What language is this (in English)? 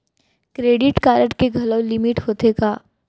Chhattisgarhi